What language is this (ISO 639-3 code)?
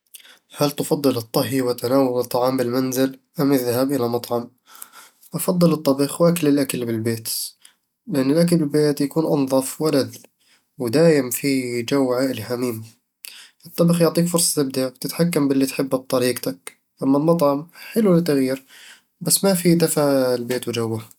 avl